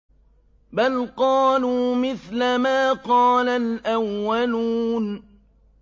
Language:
Arabic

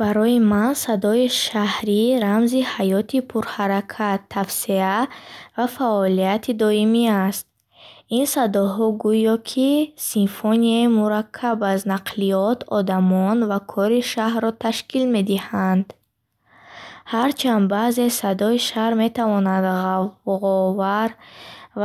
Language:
Bukharic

